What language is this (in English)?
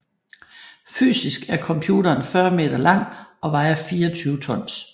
Danish